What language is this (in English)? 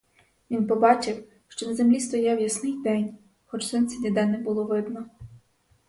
Ukrainian